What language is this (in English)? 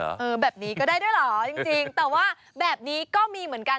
Thai